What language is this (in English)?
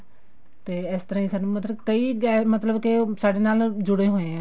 Punjabi